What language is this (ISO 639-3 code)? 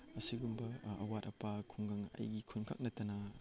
mni